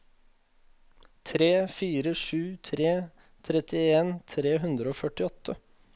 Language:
Norwegian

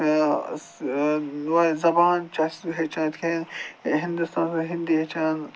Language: Kashmiri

